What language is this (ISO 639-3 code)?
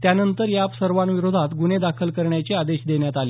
mar